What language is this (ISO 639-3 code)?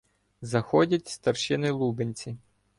ukr